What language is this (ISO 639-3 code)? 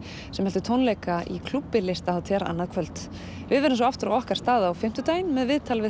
isl